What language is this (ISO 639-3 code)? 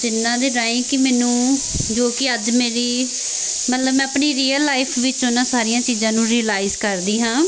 pan